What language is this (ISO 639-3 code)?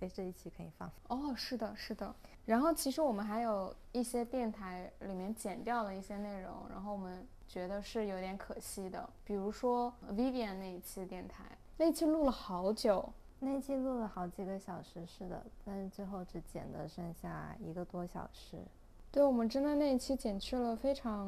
zho